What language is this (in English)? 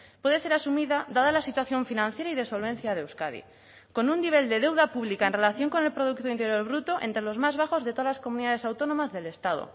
Spanish